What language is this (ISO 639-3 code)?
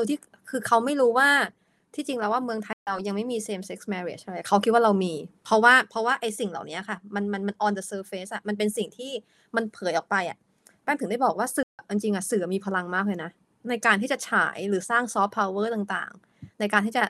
tha